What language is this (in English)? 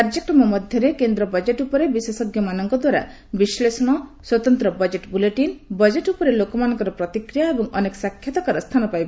Odia